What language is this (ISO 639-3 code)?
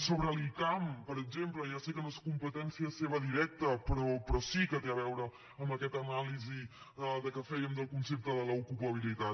cat